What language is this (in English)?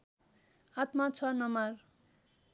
Nepali